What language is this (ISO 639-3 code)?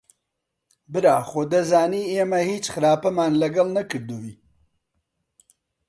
ckb